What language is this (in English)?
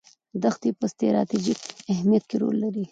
Pashto